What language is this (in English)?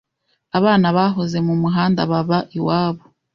Kinyarwanda